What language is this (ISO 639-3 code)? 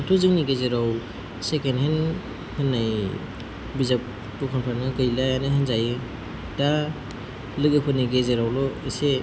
brx